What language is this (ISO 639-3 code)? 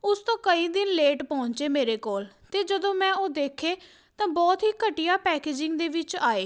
pan